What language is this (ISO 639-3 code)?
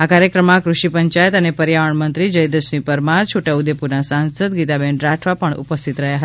guj